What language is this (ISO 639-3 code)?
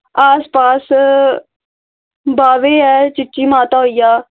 doi